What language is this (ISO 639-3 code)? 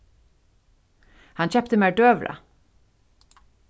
fao